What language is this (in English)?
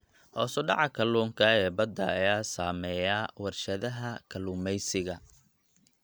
Somali